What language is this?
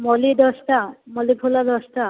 Odia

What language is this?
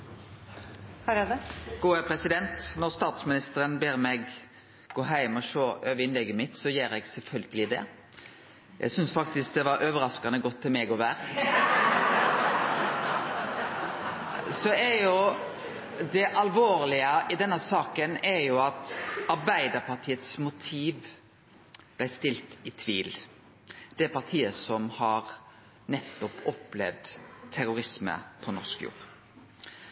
Norwegian Nynorsk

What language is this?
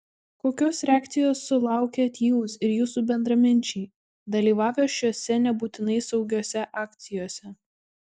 Lithuanian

